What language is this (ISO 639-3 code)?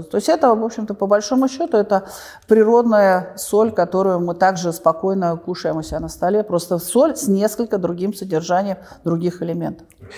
rus